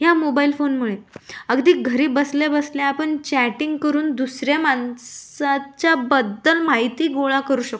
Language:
Marathi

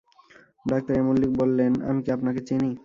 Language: Bangla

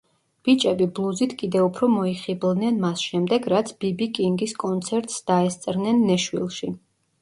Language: Georgian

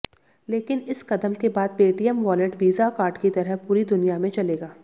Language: Hindi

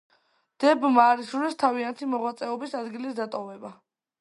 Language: Georgian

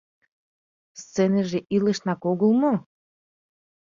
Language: Mari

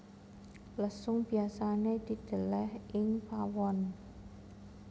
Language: Javanese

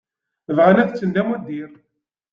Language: Kabyle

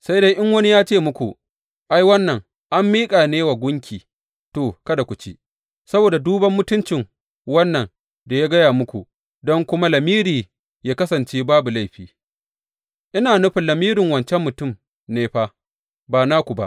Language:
Hausa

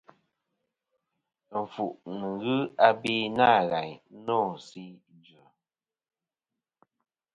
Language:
Kom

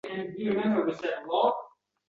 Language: Uzbek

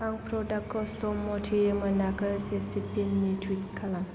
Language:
Bodo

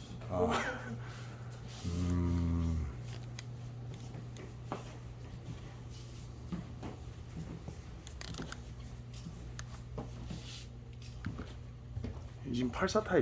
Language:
Korean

